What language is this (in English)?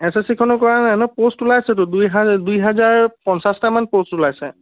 Assamese